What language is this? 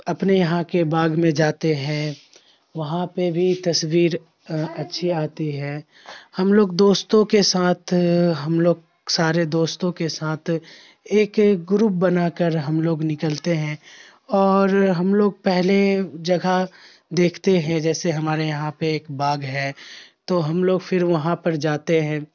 Urdu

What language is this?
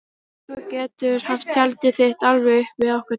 Icelandic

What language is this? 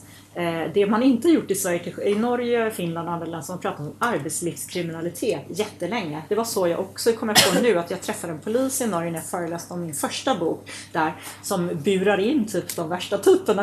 Swedish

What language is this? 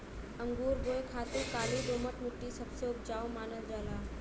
Bhojpuri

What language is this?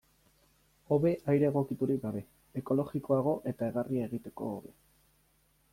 Basque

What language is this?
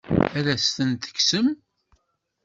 Kabyle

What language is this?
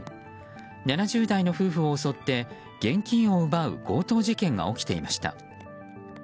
Japanese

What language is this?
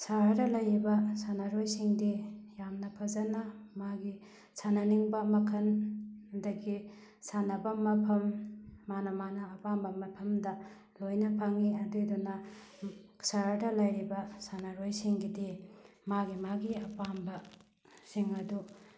Manipuri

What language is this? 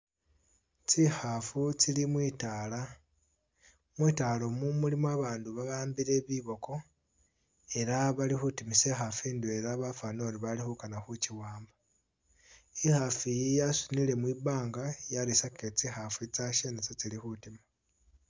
Masaaba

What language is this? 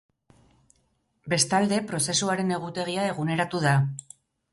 Basque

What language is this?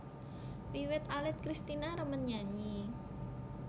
Javanese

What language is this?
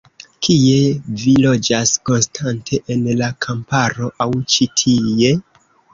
Esperanto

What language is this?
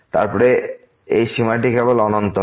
Bangla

